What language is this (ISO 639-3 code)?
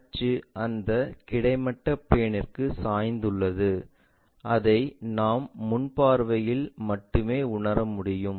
tam